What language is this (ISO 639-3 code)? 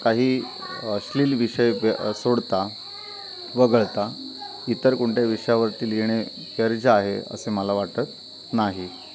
mar